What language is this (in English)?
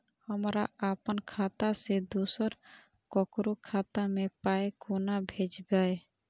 Maithili